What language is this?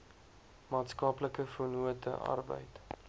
Afrikaans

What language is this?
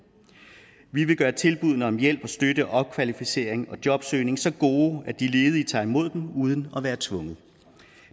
Danish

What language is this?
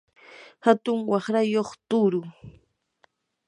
Yanahuanca Pasco Quechua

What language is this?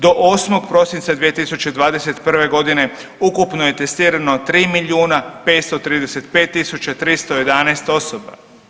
Croatian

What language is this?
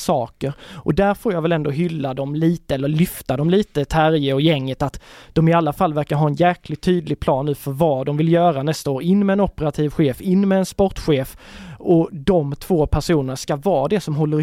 Swedish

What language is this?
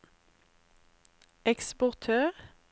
Norwegian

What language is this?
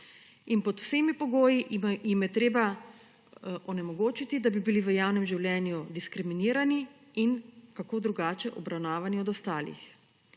Slovenian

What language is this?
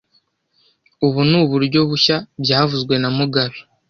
Kinyarwanda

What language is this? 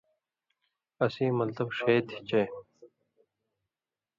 Indus Kohistani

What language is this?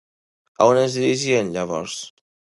Catalan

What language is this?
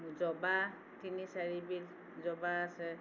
Assamese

